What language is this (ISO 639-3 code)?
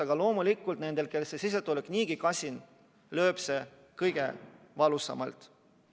est